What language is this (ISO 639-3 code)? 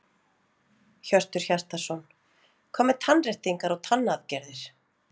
isl